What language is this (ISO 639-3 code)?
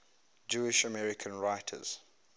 eng